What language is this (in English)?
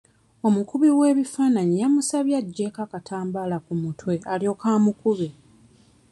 Ganda